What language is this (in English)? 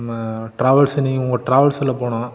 Tamil